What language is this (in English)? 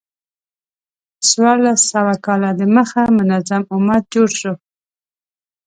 Pashto